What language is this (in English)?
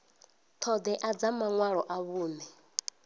Venda